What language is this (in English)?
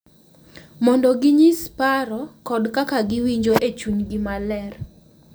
Luo (Kenya and Tanzania)